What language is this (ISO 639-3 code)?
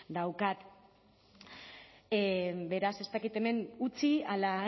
eus